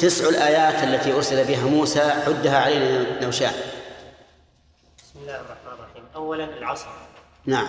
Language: Arabic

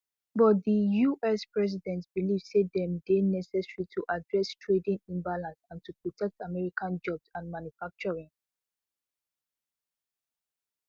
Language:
Nigerian Pidgin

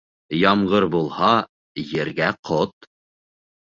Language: Bashkir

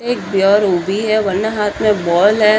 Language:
Marwari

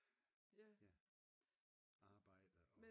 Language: Danish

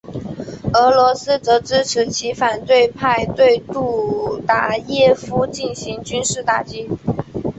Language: Chinese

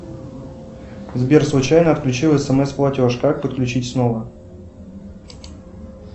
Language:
Russian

